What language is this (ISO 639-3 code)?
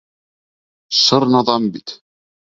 bak